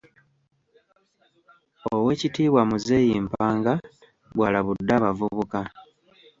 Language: Ganda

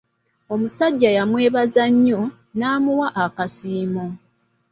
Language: Ganda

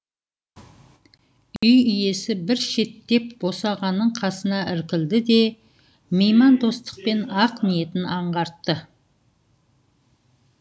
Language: Kazakh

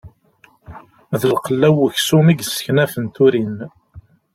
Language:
Kabyle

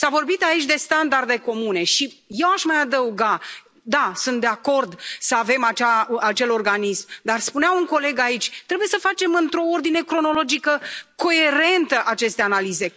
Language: Romanian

